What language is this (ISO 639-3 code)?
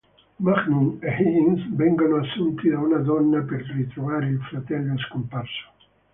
ita